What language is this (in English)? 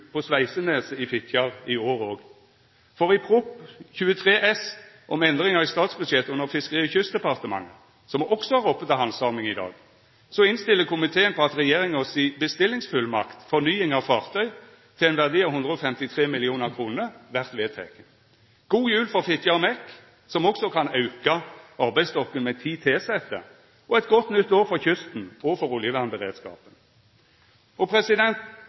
Norwegian Nynorsk